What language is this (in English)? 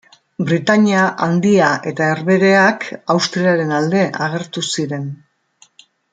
Basque